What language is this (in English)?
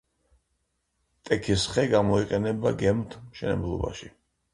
Georgian